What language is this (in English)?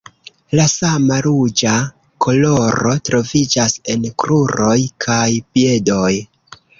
Esperanto